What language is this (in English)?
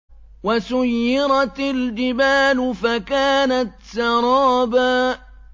Arabic